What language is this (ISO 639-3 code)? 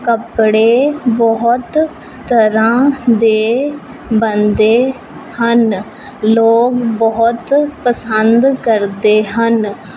pan